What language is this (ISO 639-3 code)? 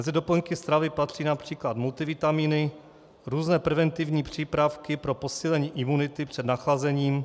ces